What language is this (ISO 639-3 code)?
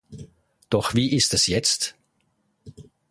deu